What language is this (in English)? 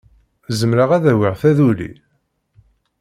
Kabyle